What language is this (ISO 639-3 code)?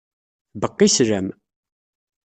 kab